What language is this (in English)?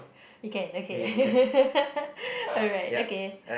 English